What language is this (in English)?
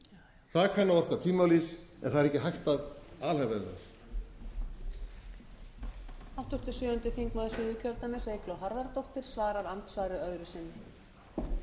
Icelandic